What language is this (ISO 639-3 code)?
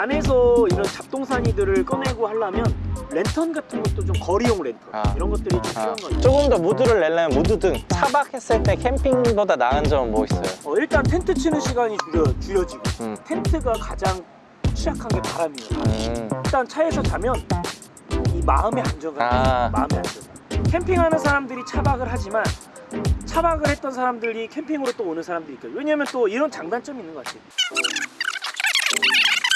kor